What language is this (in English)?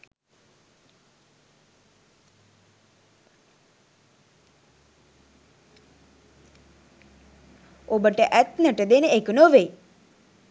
Sinhala